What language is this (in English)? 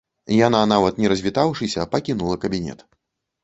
Belarusian